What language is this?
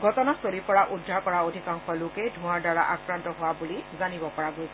Assamese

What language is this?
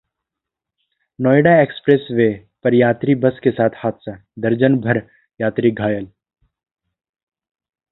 Hindi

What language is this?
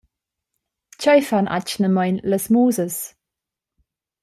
Romansh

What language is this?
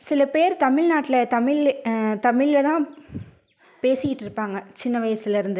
Tamil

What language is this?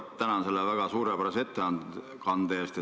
Estonian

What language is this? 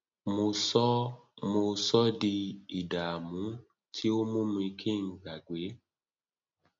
Yoruba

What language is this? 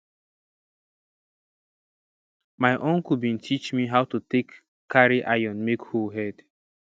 Nigerian Pidgin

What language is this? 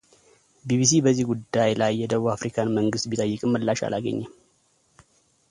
Amharic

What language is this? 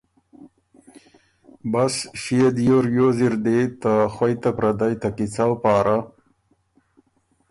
Ormuri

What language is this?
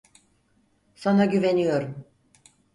Turkish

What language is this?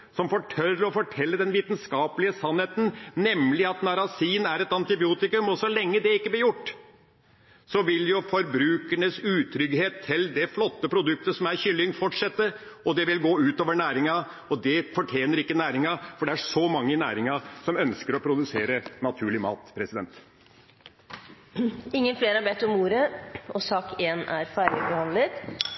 Norwegian Bokmål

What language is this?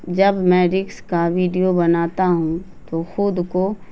Urdu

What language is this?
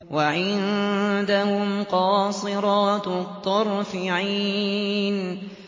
Arabic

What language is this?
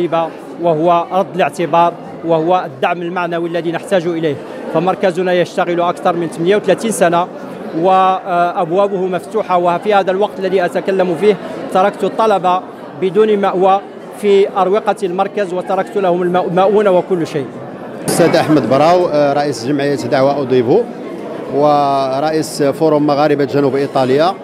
Arabic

